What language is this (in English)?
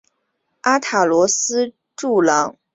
Chinese